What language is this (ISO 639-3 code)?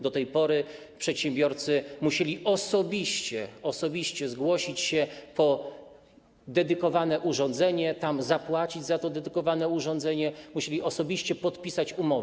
pol